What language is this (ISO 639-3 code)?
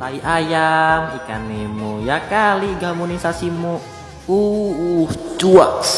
ind